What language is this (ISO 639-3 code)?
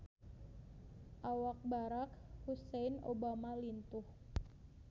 sun